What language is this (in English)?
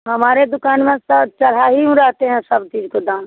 Hindi